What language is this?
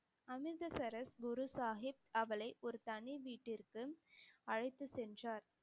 Tamil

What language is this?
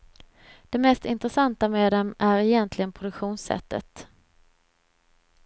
Swedish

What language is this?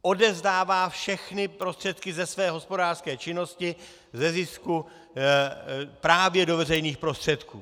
Czech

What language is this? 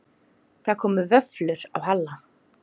Icelandic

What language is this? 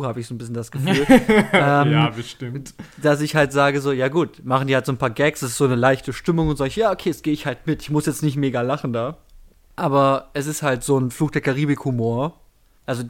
German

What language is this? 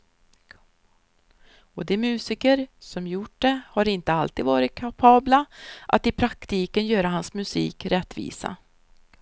Swedish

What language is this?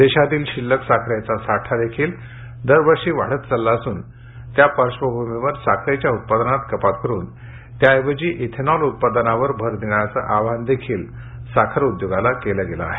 Marathi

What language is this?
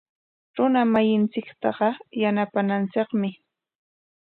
Corongo Ancash Quechua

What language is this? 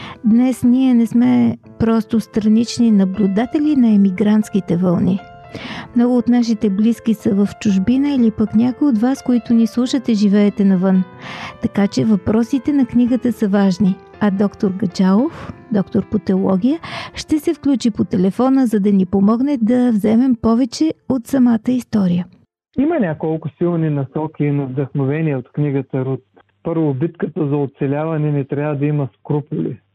Bulgarian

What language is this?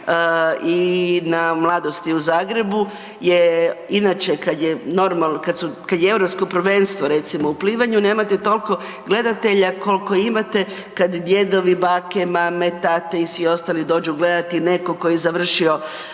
Croatian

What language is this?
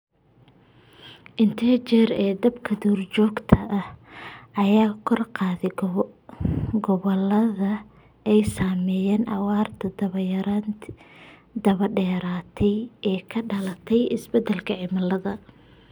Somali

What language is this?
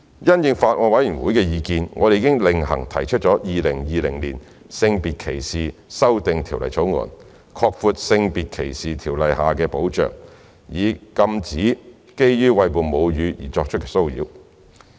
Cantonese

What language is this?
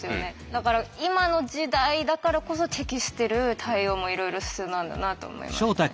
Japanese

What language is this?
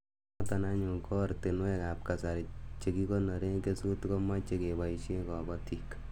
Kalenjin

